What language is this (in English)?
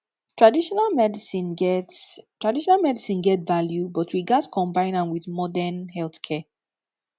Nigerian Pidgin